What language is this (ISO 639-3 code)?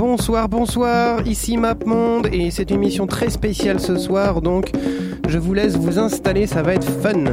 fra